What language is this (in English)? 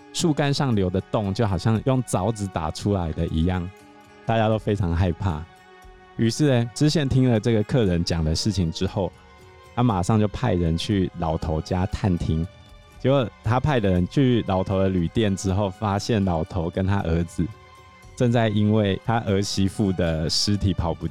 Chinese